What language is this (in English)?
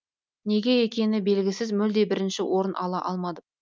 Kazakh